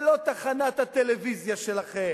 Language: Hebrew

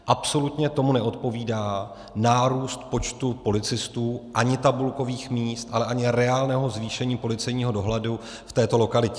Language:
Czech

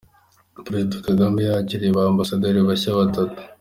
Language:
Kinyarwanda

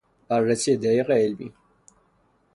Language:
Persian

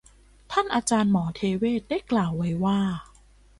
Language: Thai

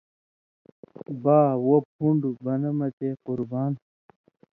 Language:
Indus Kohistani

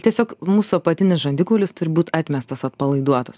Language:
Lithuanian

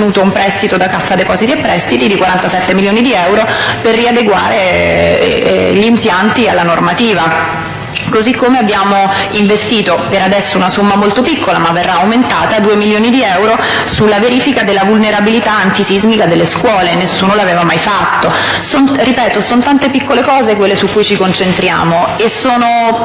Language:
Italian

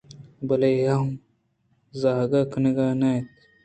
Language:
Eastern Balochi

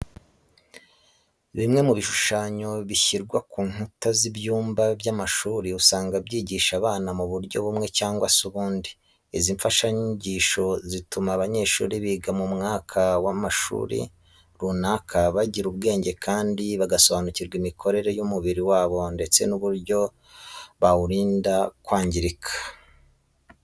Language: Kinyarwanda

